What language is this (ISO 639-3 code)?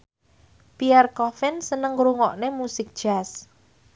jav